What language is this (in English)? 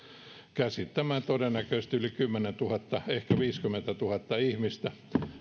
Finnish